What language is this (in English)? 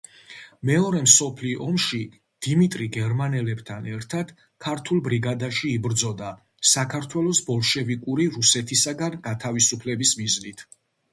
Georgian